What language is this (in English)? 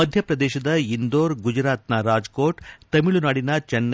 Kannada